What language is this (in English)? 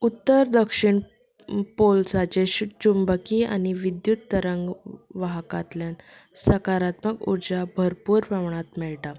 Konkani